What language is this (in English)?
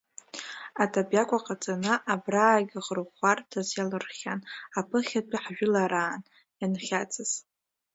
Abkhazian